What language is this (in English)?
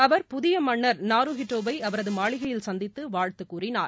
Tamil